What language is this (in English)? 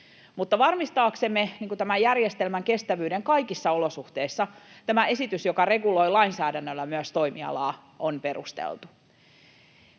Finnish